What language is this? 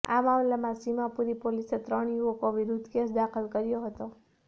Gujarati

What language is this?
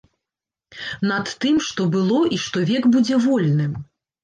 Belarusian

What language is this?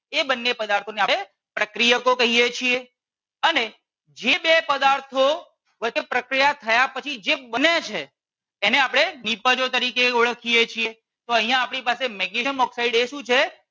Gujarati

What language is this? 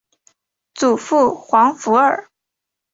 Chinese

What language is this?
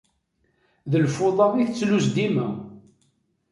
Kabyle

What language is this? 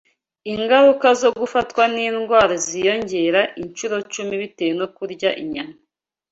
Kinyarwanda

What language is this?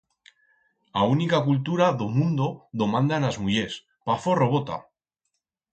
Aragonese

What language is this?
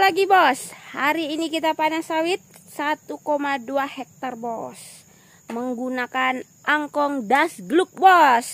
Indonesian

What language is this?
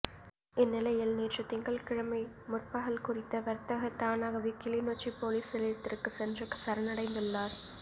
Tamil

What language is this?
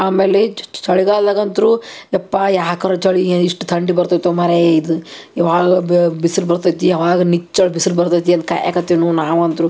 Kannada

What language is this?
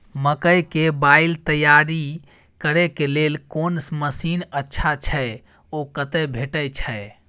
Maithili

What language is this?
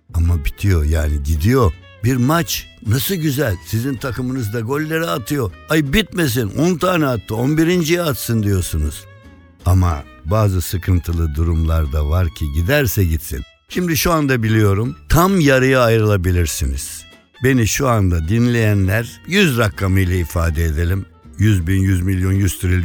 Turkish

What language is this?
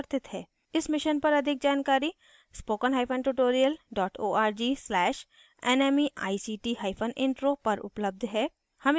Hindi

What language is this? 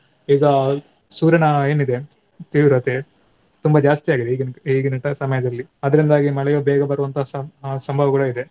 Kannada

